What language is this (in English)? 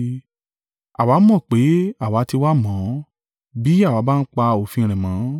Yoruba